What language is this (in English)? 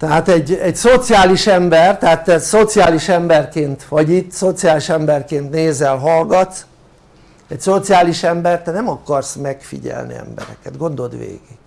Hungarian